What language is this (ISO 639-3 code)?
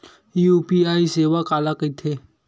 hne